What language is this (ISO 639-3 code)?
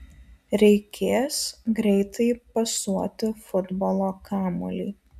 lit